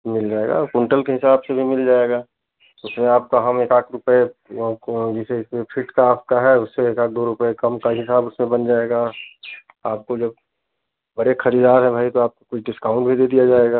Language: Hindi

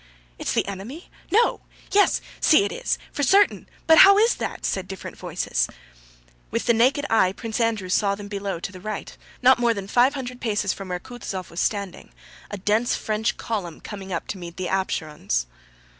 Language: English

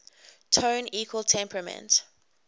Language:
English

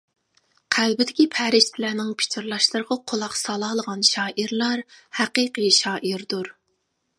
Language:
Uyghur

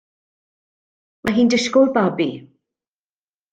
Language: Welsh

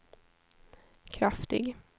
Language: Swedish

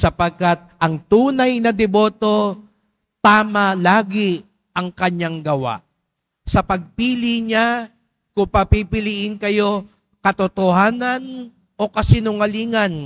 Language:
Filipino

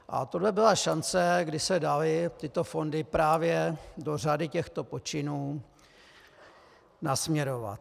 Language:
Czech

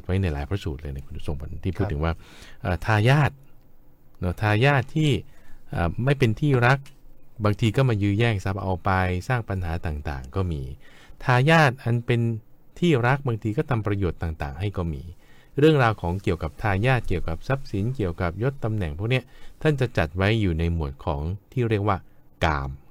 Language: Thai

